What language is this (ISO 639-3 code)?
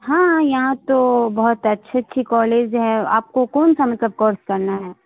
urd